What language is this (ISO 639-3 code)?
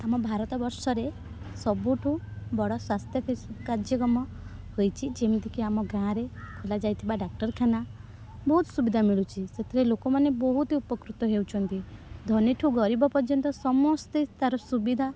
ori